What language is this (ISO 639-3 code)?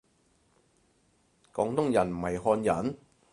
yue